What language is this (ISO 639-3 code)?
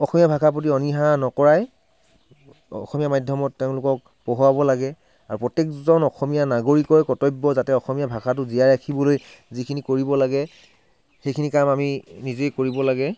asm